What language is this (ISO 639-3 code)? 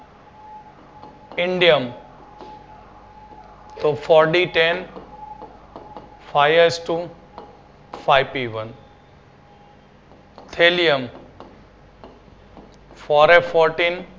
guj